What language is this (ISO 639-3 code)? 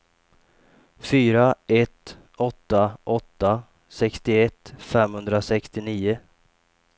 swe